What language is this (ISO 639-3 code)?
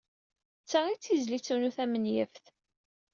kab